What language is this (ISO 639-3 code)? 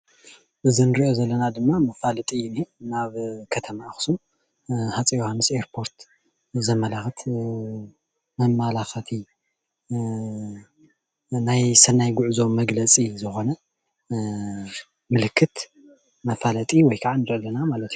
tir